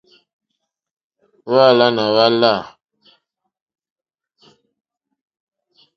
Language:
Mokpwe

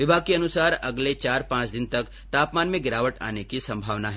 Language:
Hindi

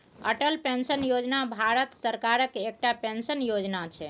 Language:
Maithili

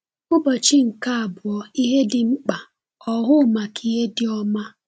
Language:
Igbo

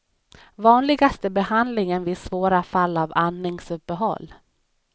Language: Swedish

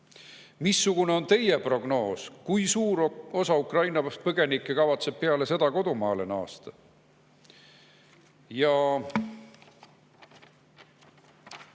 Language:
Estonian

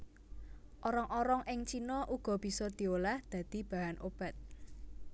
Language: Javanese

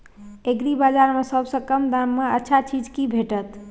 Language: Maithili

